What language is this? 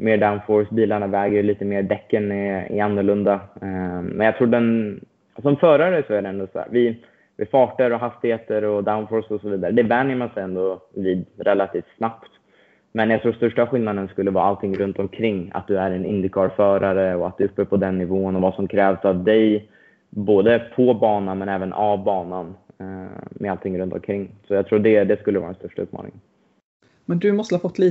Swedish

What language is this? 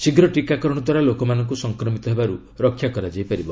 Odia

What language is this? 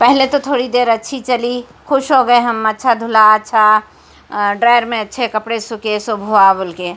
Urdu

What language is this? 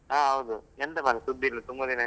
Kannada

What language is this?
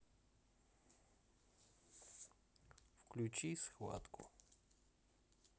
Russian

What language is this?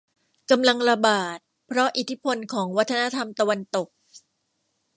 Thai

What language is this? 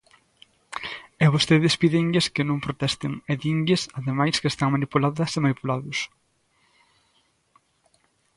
Galician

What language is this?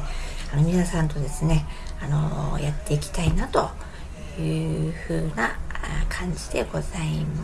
Japanese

